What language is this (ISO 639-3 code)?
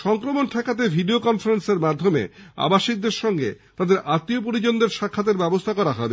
ben